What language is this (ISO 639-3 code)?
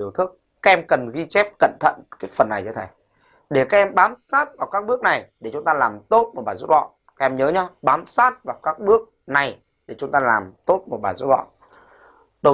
vie